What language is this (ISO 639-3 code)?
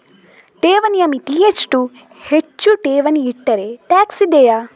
kan